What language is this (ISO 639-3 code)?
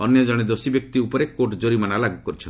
ori